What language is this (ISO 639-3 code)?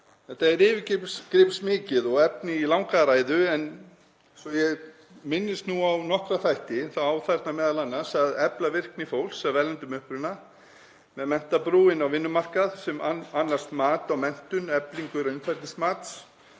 isl